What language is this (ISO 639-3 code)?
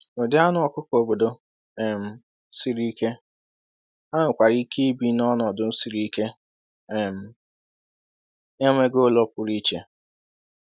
ibo